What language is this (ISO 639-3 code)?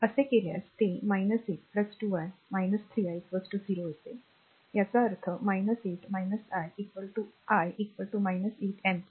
mar